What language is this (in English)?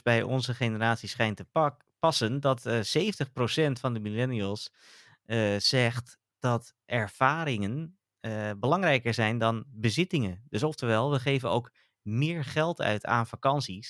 Dutch